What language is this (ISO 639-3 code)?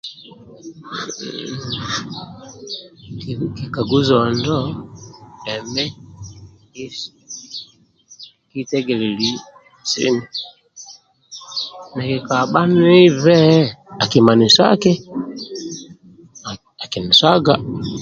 rwm